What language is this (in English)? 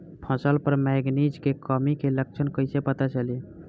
Bhojpuri